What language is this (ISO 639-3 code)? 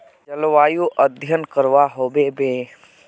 mag